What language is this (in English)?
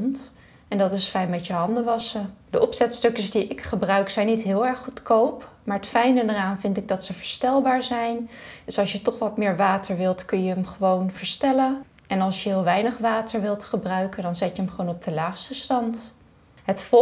Dutch